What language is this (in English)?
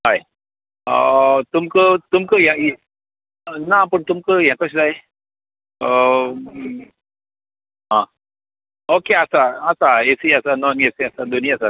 Konkani